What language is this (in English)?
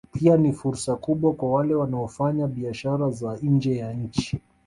Swahili